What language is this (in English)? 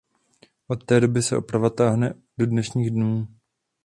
Czech